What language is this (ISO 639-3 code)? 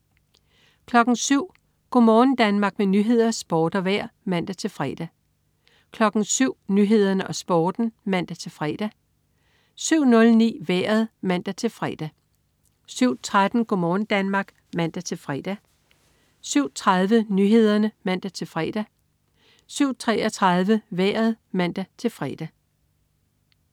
dan